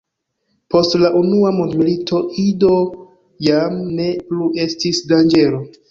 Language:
Esperanto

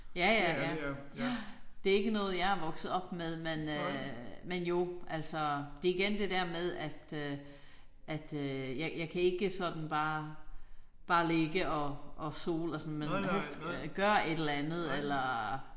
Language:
Danish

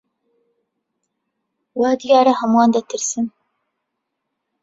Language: Central Kurdish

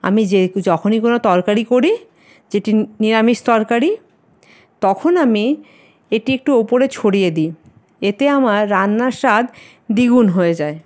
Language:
Bangla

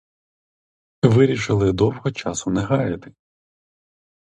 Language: Ukrainian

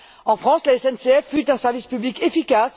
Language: French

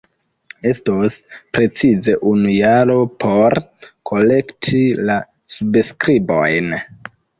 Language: Esperanto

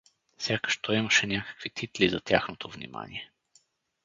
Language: Bulgarian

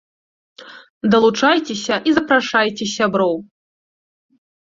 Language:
Belarusian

